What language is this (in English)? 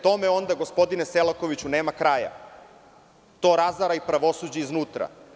Serbian